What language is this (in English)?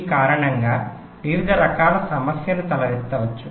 Telugu